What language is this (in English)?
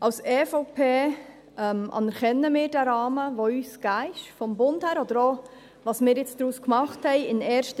Swiss German